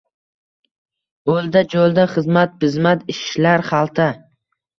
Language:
Uzbek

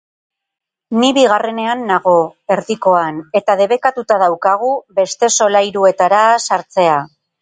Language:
Basque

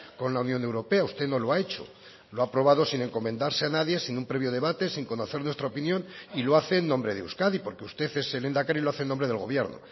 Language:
Spanish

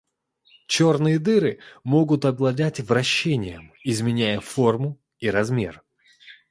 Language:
Russian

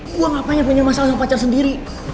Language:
Indonesian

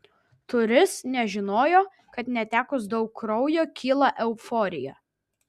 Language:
Lithuanian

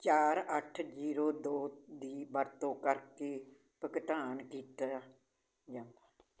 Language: Punjabi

